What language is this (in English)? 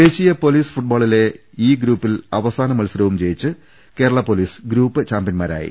Malayalam